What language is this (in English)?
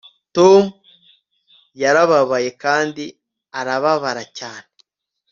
Kinyarwanda